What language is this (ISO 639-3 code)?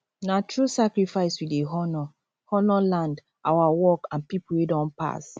pcm